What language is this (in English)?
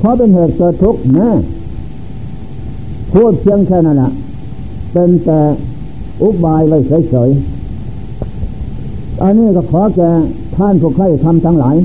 Thai